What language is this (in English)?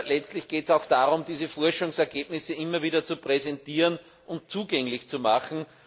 German